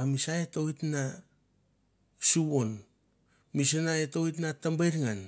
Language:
Mandara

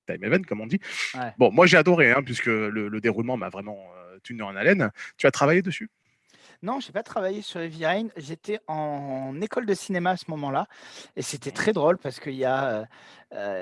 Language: French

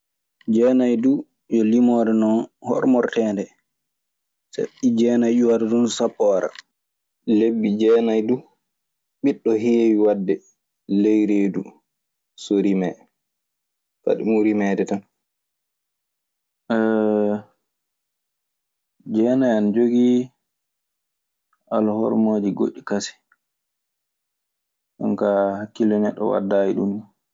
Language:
Maasina Fulfulde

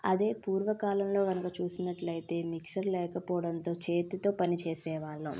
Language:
Telugu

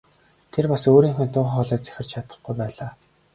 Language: Mongolian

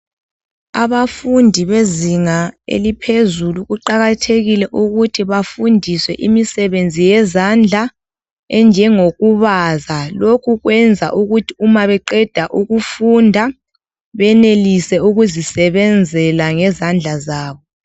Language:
North Ndebele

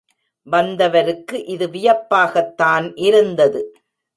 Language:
Tamil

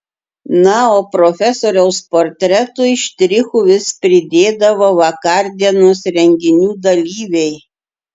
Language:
Lithuanian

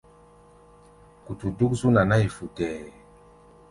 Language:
Gbaya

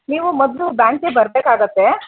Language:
Kannada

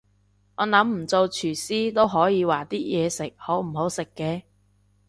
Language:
Cantonese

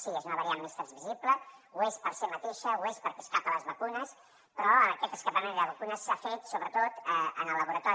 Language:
Catalan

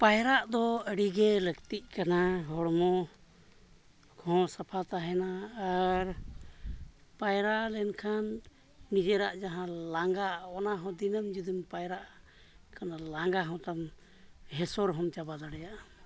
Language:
Santali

